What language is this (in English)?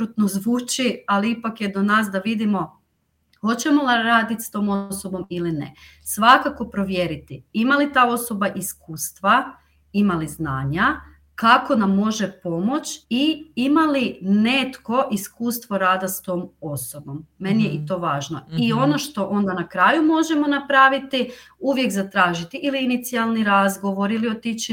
Croatian